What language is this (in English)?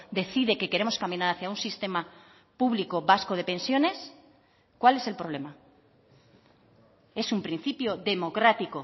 Spanish